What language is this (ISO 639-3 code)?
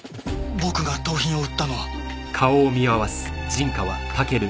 jpn